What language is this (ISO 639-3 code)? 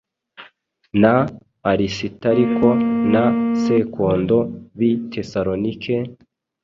kin